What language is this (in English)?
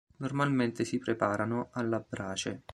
Italian